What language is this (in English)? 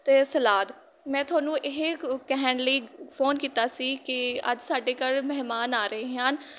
Punjabi